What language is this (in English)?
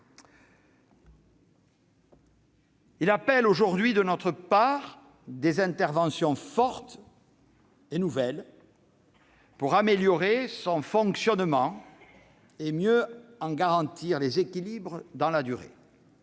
French